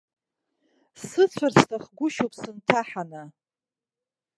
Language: Abkhazian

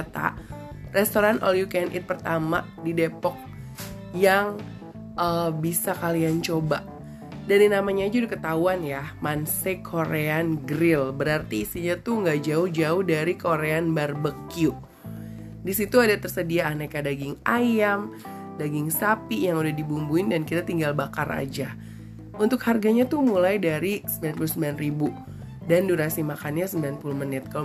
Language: Indonesian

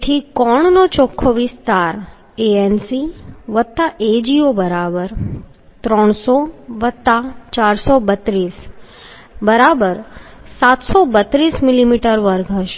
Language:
Gujarati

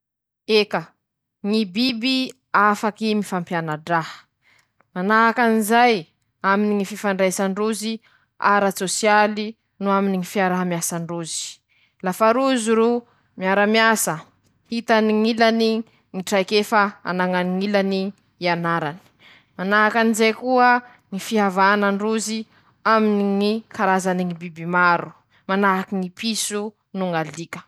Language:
Masikoro Malagasy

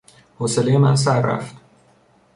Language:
Persian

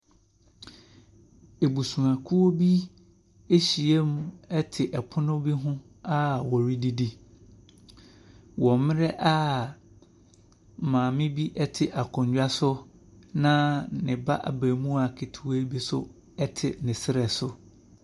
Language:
Akan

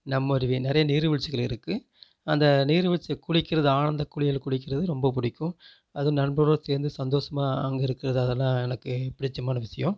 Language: Tamil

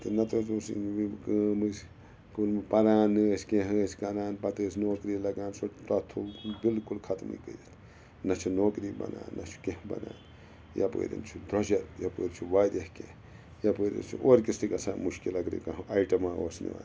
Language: Kashmiri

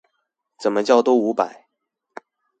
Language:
Chinese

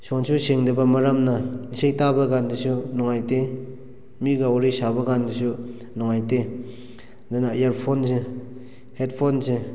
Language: Manipuri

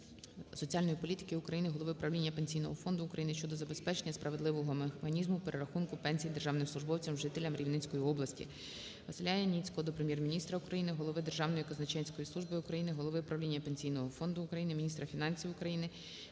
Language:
Ukrainian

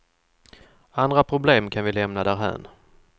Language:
Swedish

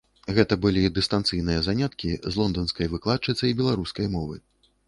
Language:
Belarusian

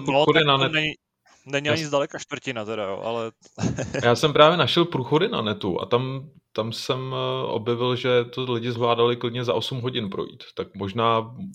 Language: Czech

